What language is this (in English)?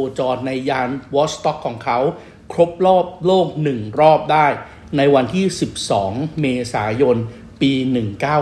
Thai